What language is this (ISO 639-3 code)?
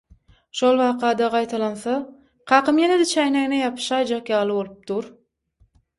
tuk